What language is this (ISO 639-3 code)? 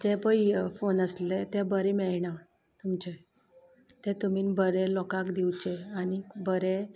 kok